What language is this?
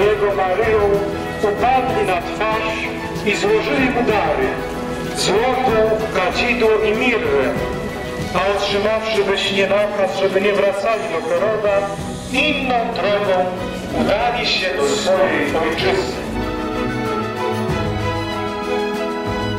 Polish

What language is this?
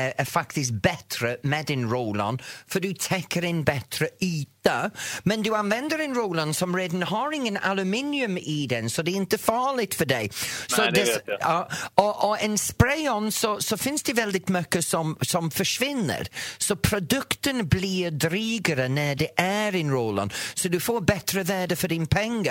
Swedish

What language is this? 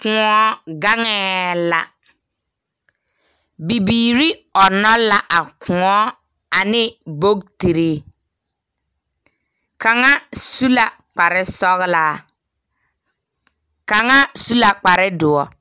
Southern Dagaare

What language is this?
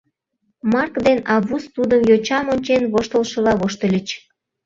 Mari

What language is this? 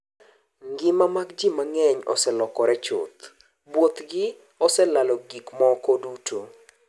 Luo (Kenya and Tanzania)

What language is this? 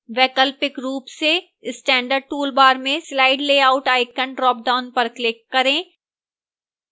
Hindi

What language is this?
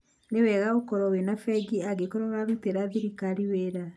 Kikuyu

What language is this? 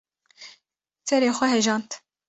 Kurdish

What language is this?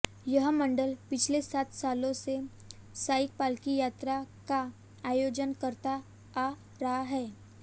Hindi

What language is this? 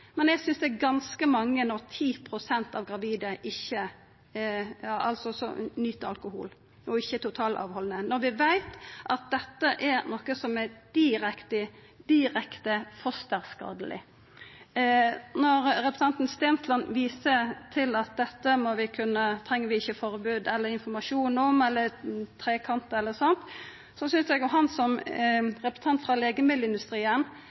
Norwegian Nynorsk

